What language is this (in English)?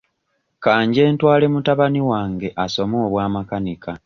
Ganda